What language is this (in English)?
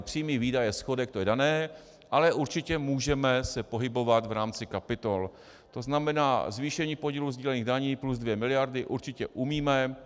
Czech